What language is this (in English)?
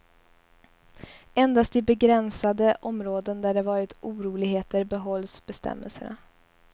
Swedish